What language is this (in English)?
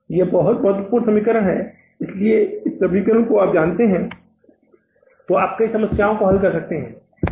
Hindi